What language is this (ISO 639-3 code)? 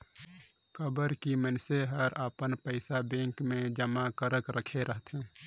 hne